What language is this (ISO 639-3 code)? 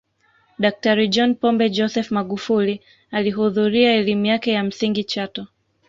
swa